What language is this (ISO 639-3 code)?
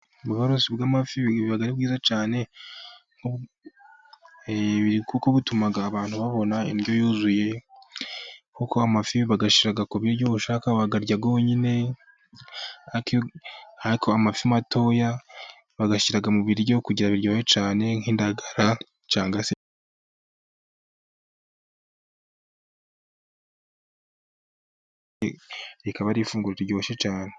kin